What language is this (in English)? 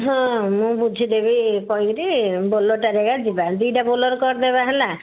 Odia